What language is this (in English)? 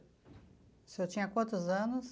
Portuguese